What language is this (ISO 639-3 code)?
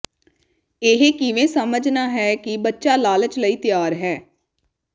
pan